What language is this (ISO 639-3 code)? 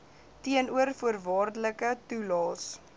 afr